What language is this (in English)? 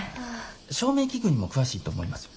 Japanese